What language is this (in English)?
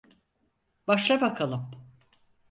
Turkish